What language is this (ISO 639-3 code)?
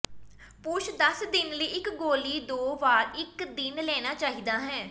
pan